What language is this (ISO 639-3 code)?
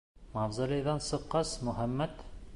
bak